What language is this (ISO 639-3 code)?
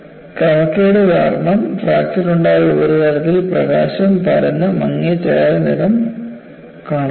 mal